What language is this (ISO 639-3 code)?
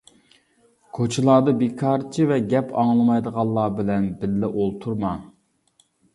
uig